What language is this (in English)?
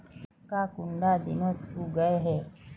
Magahi